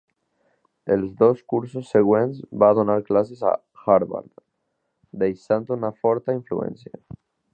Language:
Catalan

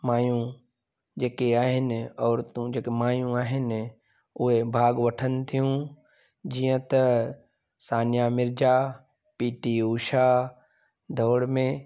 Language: Sindhi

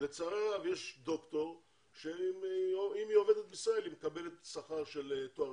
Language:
Hebrew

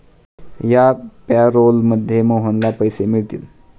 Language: Marathi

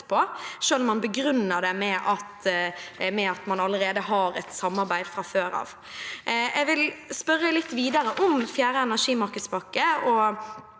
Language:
Norwegian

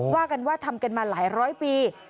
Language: Thai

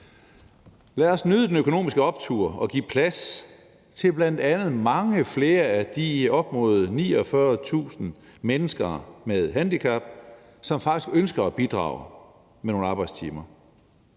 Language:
Danish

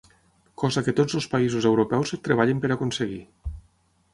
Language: Catalan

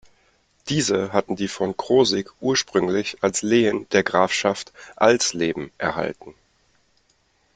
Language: German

